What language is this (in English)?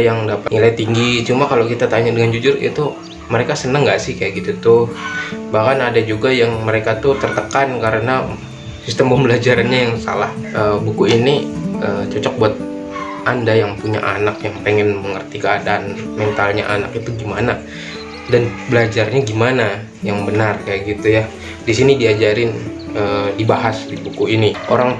Indonesian